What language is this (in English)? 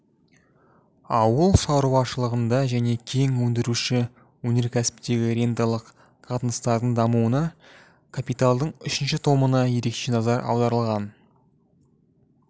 Kazakh